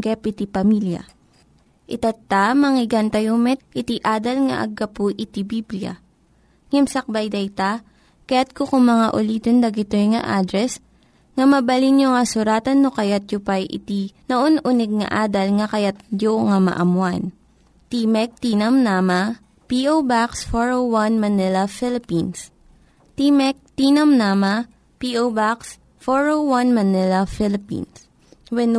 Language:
Filipino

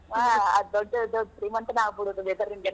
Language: Kannada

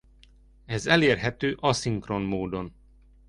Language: Hungarian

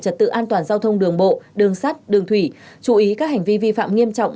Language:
Vietnamese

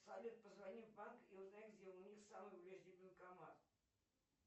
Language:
Russian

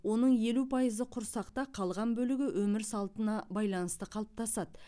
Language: Kazakh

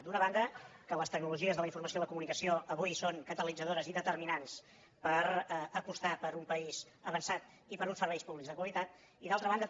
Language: Catalan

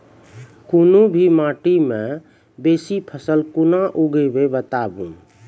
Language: Maithili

